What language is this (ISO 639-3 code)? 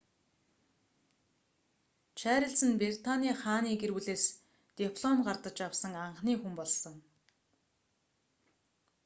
mon